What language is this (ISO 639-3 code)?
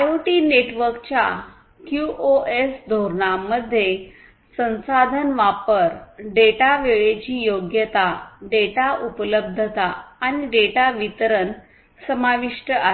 mar